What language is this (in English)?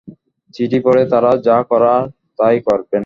Bangla